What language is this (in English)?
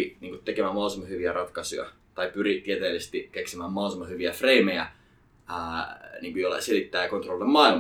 Finnish